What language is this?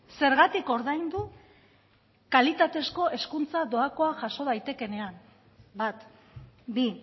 Basque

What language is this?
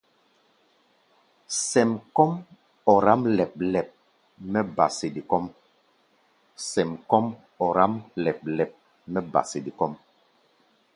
Gbaya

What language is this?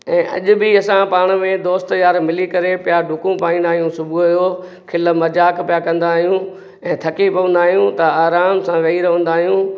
Sindhi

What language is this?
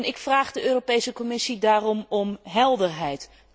Dutch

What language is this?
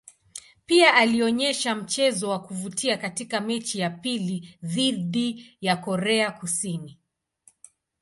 Swahili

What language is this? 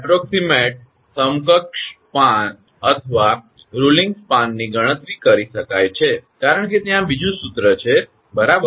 Gujarati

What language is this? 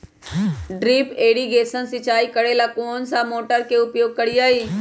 Magahi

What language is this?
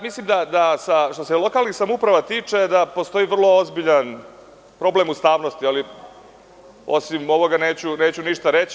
Serbian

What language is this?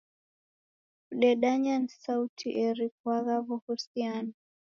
Taita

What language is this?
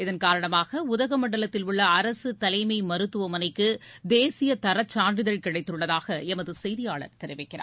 Tamil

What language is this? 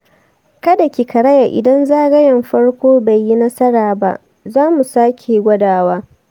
Hausa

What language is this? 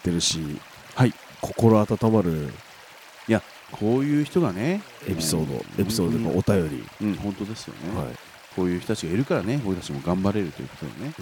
Japanese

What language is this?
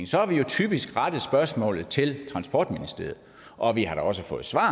Danish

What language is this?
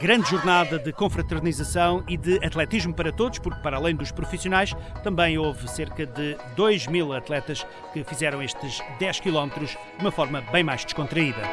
Portuguese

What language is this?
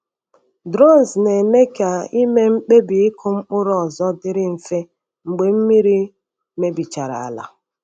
Igbo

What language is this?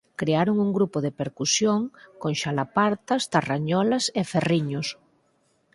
Galician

